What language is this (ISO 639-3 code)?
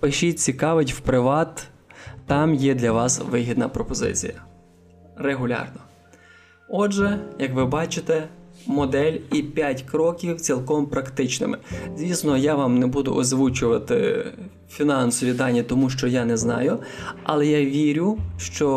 ukr